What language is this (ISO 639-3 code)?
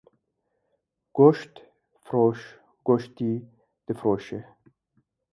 kur